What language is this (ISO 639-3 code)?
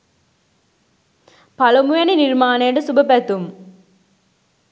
sin